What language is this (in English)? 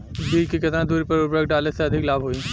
Bhojpuri